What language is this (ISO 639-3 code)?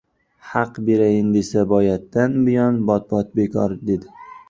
uzb